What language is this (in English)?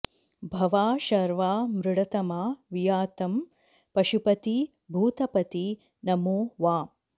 Sanskrit